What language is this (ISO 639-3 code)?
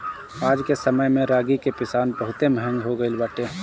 bho